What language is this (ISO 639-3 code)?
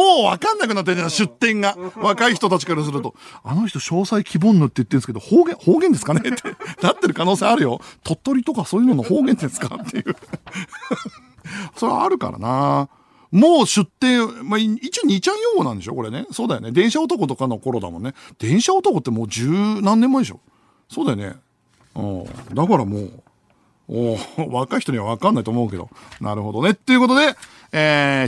jpn